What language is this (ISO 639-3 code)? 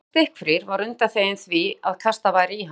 isl